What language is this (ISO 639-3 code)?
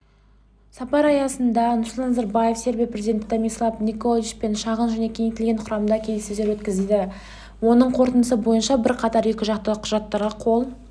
kaz